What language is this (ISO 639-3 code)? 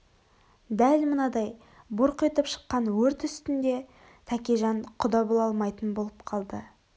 kaz